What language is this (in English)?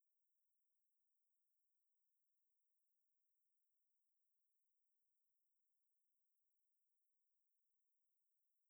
Dadiya